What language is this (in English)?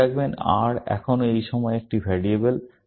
Bangla